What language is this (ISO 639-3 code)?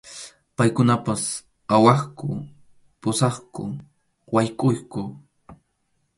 qxu